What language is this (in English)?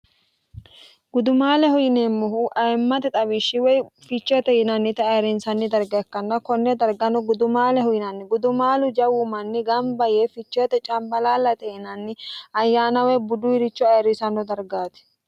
Sidamo